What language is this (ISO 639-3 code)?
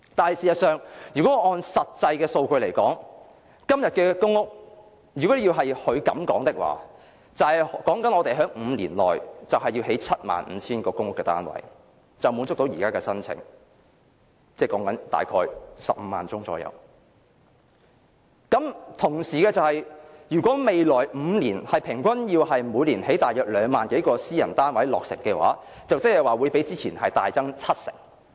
yue